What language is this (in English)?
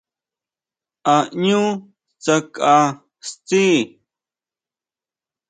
Huautla Mazatec